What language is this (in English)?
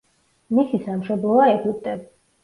Georgian